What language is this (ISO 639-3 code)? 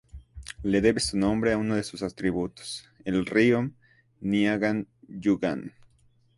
spa